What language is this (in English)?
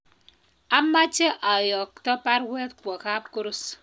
Kalenjin